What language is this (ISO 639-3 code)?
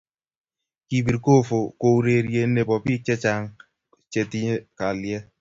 kln